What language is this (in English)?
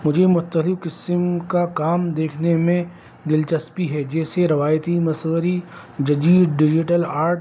Urdu